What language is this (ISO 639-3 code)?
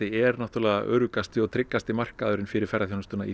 isl